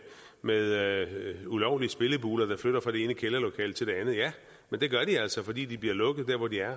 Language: Danish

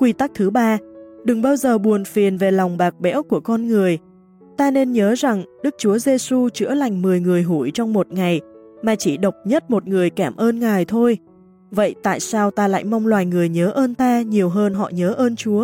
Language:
Vietnamese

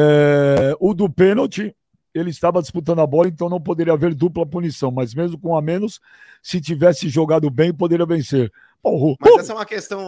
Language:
Portuguese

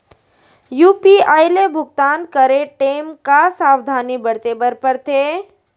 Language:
Chhattisgarhi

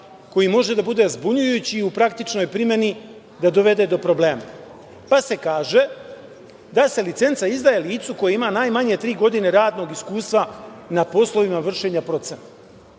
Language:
Serbian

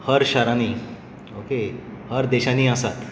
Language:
Konkani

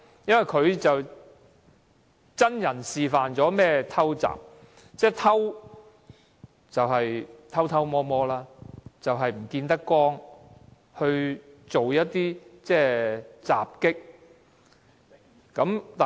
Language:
Cantonese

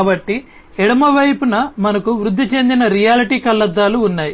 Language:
Telugu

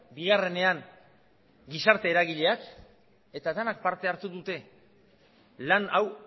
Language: Basque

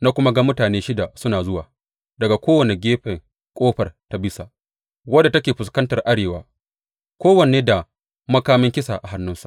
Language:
Hausa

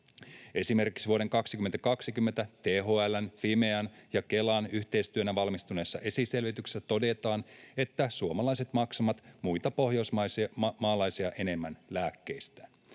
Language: Finnish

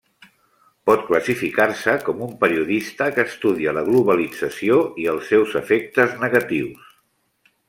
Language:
Catalan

